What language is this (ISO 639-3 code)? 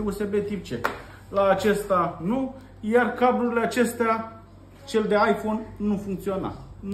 ron